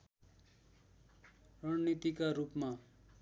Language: Nepali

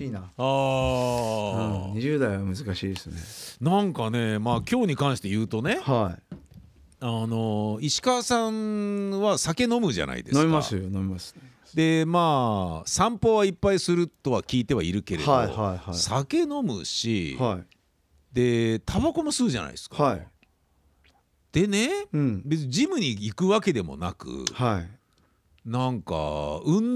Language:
Japanese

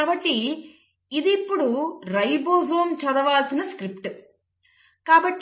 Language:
Telugu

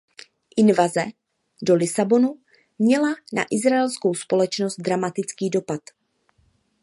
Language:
Czech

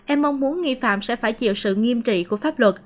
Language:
Vietnamese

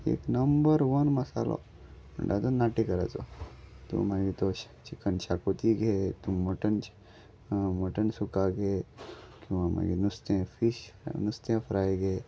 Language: Konkani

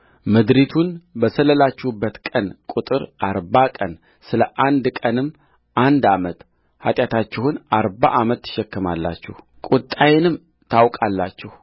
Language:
Amharic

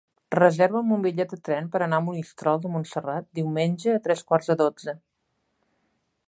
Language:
Catalan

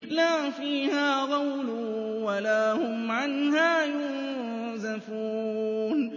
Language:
Arabic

